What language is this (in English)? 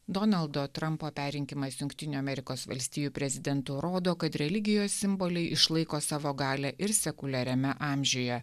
Lithuanian